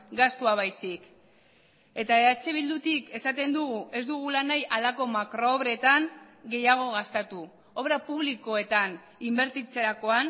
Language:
Basque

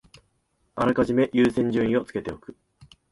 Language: Japanese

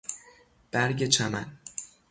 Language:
Persian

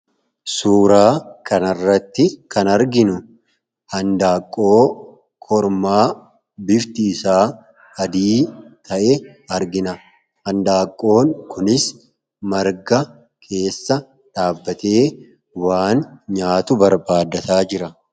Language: Oromo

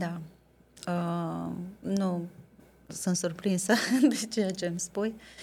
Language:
Romanian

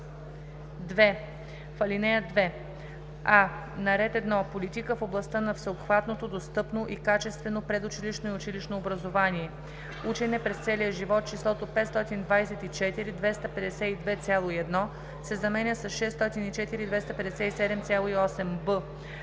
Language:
Bulgarian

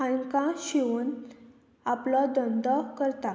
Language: Konkani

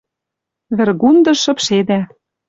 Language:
Western Mari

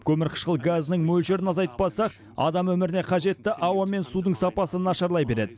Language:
Kazakh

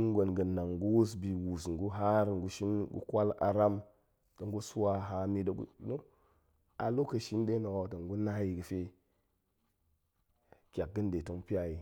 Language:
Goemai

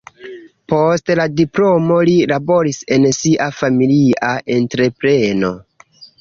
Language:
Esperanto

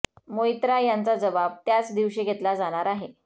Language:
Marathi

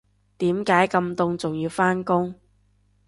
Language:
Cantonese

